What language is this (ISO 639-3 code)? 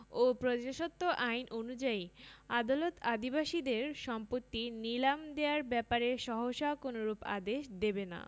ben